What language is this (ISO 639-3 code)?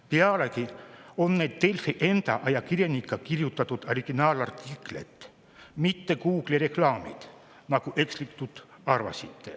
est